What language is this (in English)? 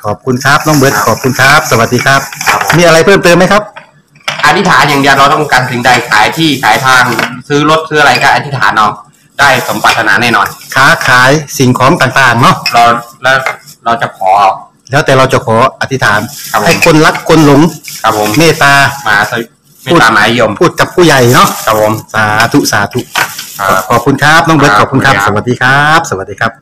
Thai